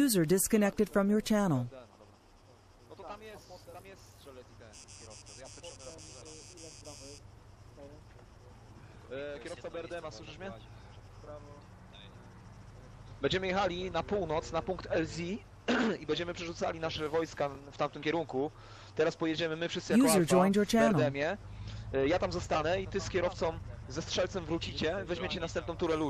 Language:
Polish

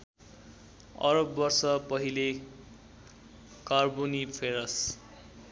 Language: Nepali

